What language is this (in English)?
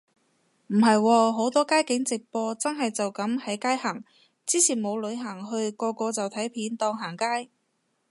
Cantonese